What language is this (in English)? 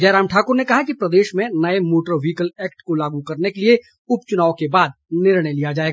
Hindi